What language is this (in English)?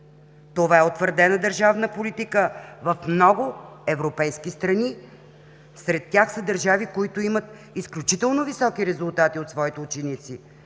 Bulgarian